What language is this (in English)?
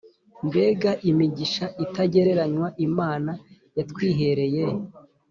Kinyarwanda